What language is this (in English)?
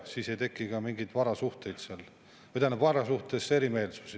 Estonian